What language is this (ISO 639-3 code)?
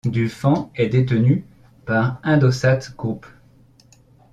fra